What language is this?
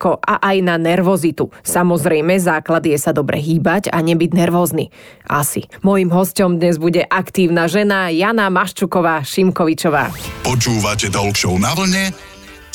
Slovak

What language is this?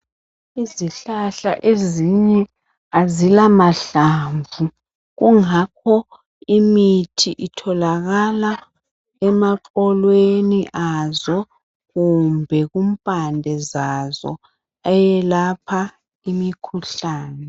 North Ndebele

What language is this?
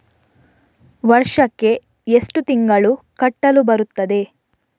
Kannada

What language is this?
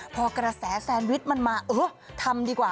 Thai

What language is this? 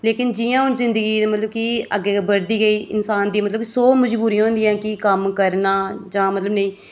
Dogri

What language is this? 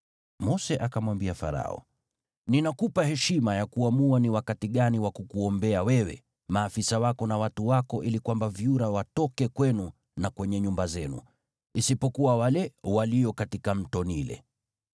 Swahili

